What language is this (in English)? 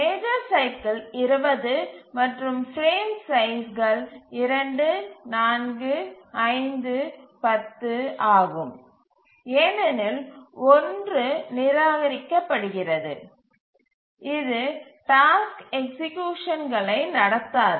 Tamil